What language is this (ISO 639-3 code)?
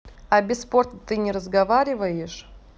rus